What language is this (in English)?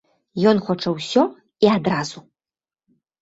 Belarusian